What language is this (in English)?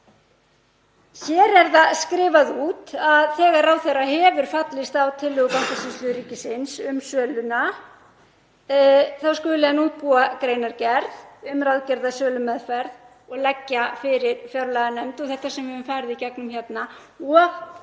Icelandic